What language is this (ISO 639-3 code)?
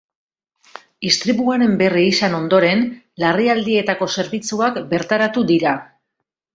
eus